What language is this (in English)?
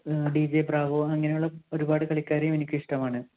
Malayalam